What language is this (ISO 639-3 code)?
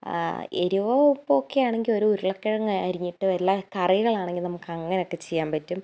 mal